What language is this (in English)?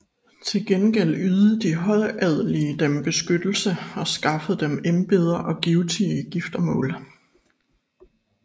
Danish